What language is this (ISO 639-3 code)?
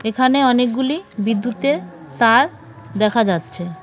ben